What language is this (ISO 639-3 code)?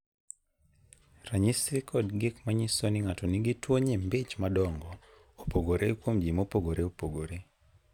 luo